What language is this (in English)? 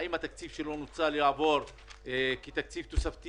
Hebrew